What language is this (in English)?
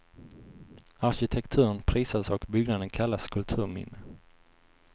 Swedish